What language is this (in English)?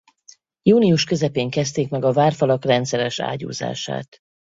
Hungarian